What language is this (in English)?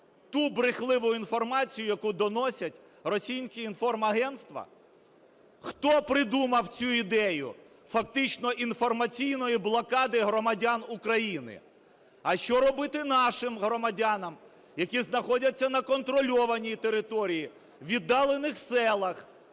Ukrainian